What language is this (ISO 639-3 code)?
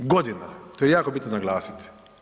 hrv